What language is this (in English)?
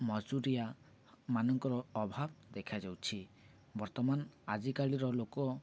Odia